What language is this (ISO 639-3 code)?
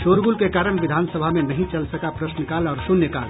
hin